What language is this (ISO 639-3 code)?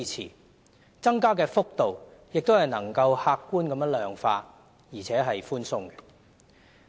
yue